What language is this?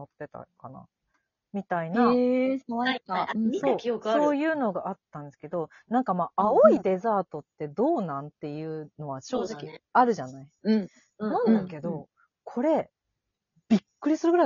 Japanese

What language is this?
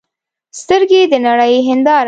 Pashto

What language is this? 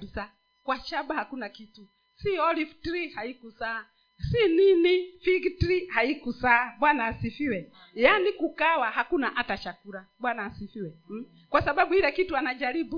Swahili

